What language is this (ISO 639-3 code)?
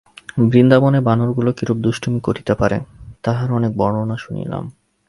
ben